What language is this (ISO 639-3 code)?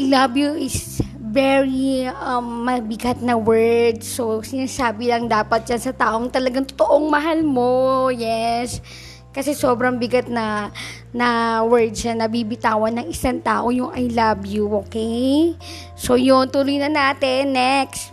fil